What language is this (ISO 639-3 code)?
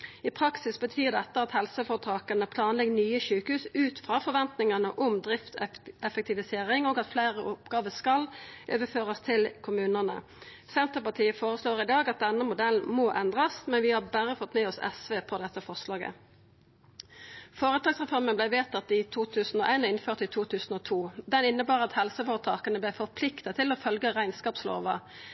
nno